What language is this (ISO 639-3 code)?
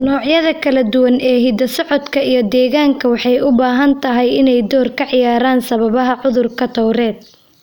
som